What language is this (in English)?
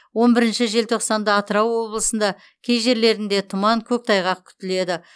Kazakh